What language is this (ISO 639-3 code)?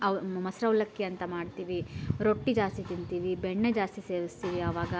kan